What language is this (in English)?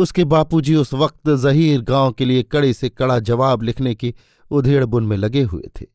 Hindi